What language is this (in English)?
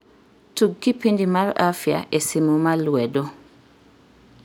Luo (Kenya and Tanzania)